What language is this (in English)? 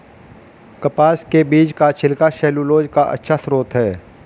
Hindi